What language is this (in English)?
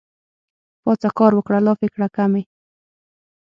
Pashto